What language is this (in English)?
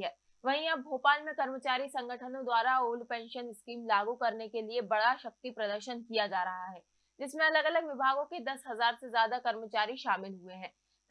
Hindi